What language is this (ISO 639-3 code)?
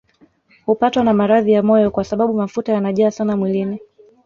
swa